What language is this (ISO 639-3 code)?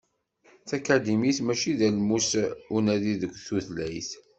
kab